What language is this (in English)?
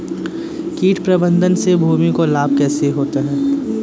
Hindi